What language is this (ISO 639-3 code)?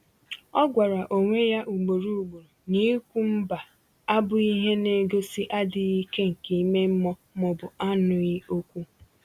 ibo